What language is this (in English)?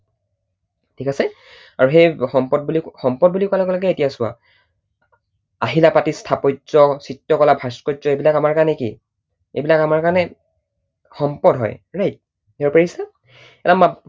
Assamese